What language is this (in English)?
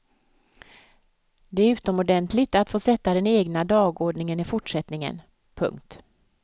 Swedish